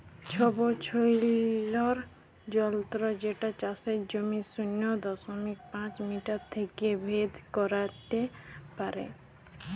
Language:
Bangla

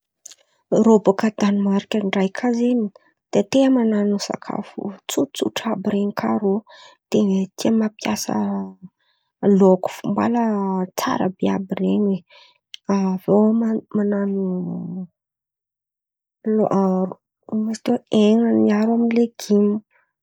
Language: Antankarana Malagasy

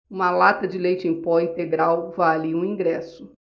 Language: Portuguese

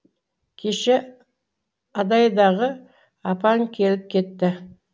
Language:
Kazakh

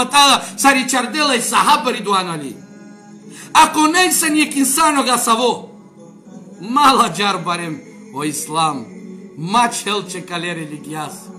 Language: Romanian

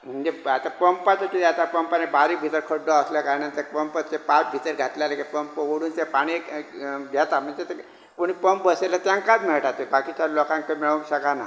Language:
Konkani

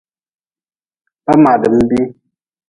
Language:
Nawdm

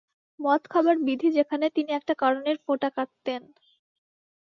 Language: Bangla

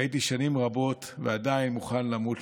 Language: Hebrew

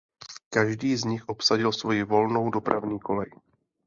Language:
Czech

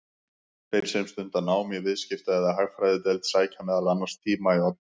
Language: Icelandic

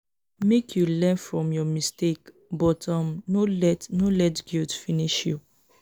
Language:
Nigerian Pidgin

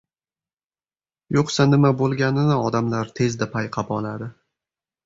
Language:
Uzbek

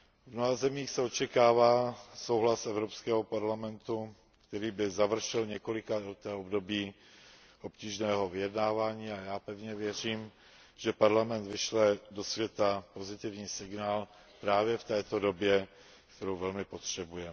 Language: Czech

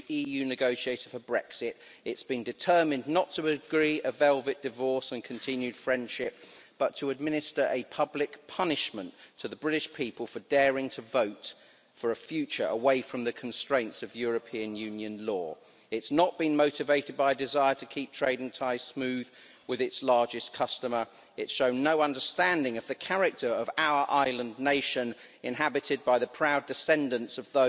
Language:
English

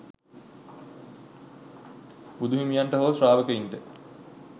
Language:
Sinhala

